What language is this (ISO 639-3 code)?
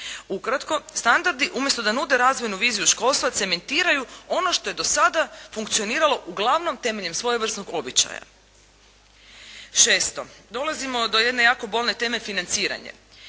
hrv